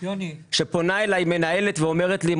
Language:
Hebrew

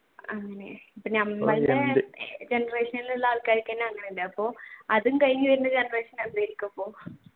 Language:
Malayalam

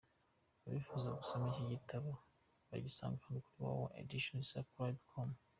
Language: Kinyarwanda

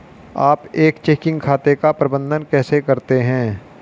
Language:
Hindi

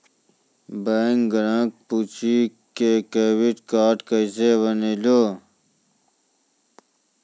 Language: Maithili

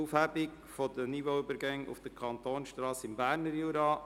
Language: Swiss German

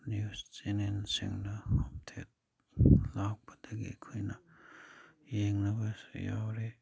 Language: Manipuri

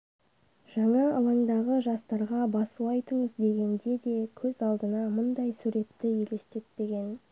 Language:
Kazakh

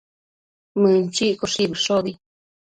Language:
Matsés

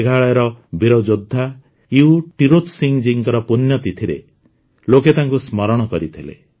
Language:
Odia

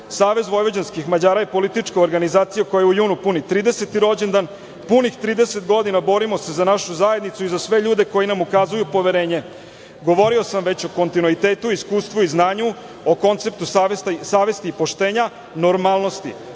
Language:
Serbian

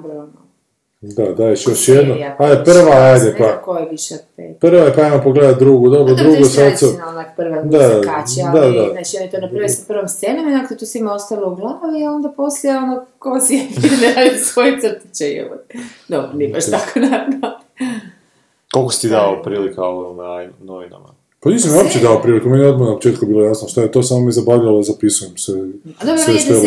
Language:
Croatian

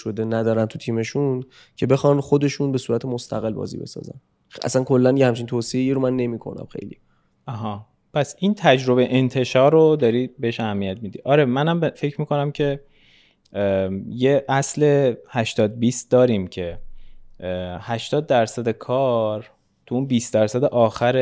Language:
Persian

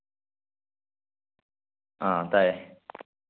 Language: Manipuri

